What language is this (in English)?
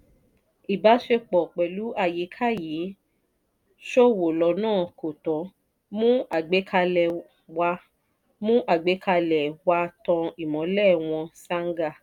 Yoruba